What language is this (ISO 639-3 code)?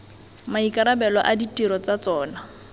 tsn